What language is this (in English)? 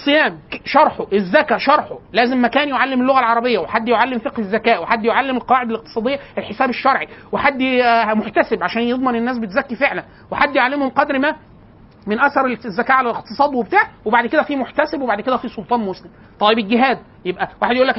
Arabic